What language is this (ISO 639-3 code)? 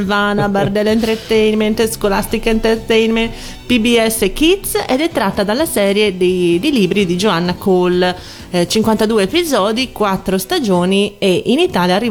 ita